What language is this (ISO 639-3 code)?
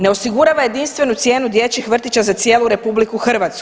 hrv